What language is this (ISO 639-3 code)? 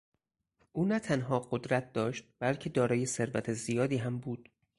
fas